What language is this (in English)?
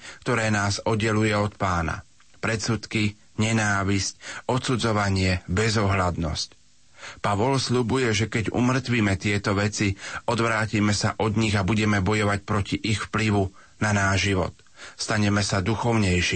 Slovak